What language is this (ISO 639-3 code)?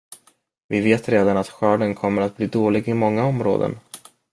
swe